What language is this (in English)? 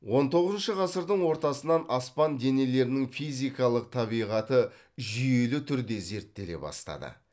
Kazakh